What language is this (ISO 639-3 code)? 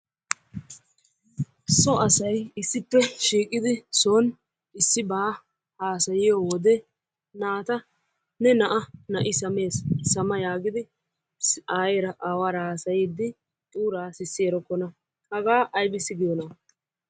wal